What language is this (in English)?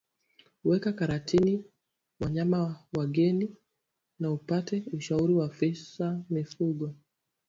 Swahili